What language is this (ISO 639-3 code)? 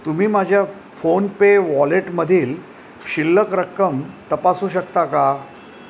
mar